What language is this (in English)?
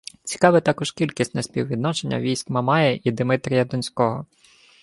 Ukrainian